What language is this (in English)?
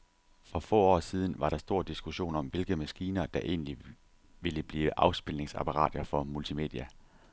Danish